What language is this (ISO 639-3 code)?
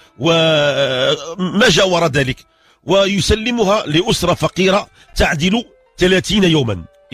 ara